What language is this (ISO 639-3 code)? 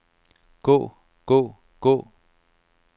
dan